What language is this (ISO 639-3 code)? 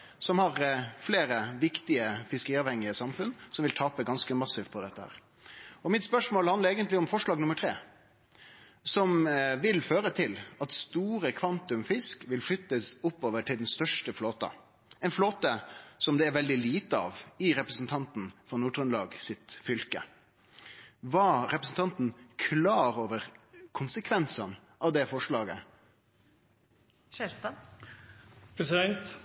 nno